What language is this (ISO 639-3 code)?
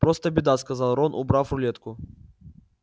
rus